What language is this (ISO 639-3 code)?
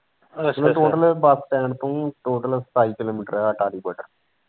pan